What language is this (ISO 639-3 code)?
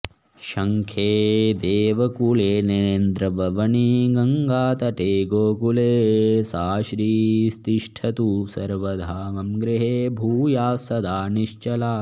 san